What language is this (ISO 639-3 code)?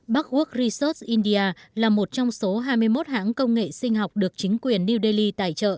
vie